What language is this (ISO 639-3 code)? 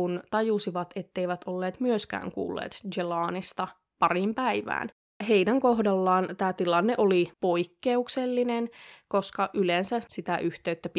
fin